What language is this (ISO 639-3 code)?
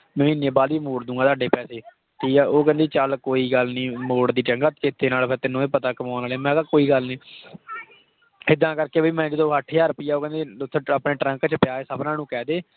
pan